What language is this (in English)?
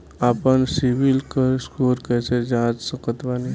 Bhojpuri